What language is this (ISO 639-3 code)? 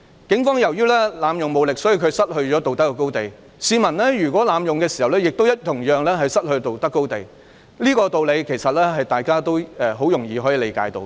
yue